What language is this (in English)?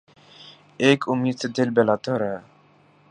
Urdu